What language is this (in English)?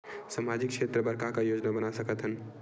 Chhattisgarhi